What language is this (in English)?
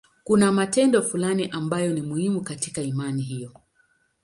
Swahili